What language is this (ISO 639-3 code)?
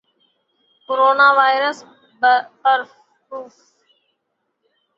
urd